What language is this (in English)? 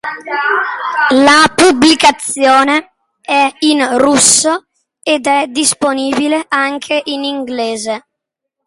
Italian